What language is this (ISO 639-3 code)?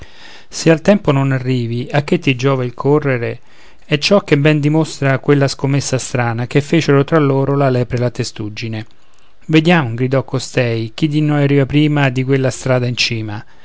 ita